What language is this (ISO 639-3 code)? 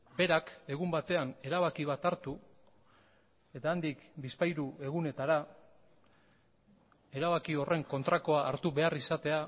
eus